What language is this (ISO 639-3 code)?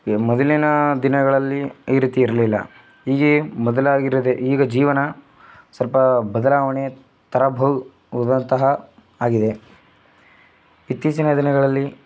kan